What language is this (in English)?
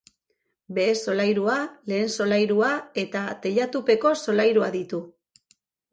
Basque